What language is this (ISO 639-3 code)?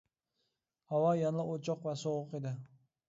uig